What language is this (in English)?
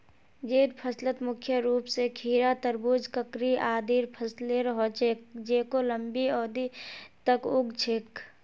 Magahi